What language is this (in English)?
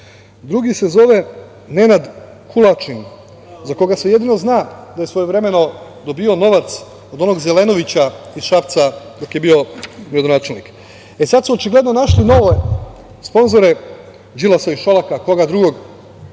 Serbian